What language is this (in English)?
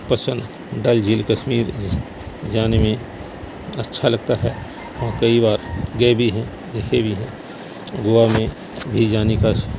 Urdu